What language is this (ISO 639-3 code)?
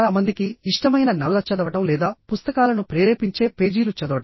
tel